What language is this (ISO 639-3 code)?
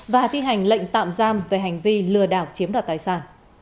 vie